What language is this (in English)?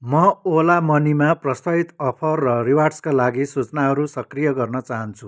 Nepali